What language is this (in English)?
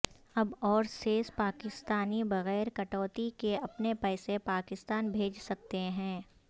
Urdu